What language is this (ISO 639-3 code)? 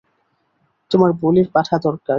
ben